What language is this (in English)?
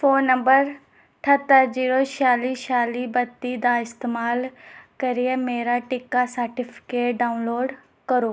Dogri